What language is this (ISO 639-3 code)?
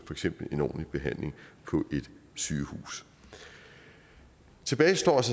dan